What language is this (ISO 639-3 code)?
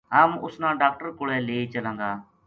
gju